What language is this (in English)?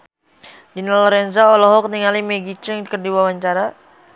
Sundanese